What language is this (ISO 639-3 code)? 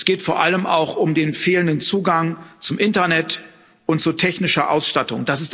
deu